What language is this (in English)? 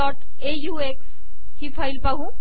Marathi